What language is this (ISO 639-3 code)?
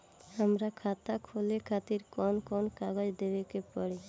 bho